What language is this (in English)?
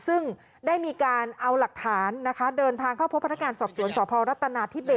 Thai